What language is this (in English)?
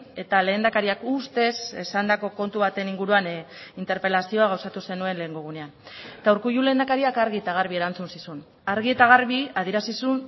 Basque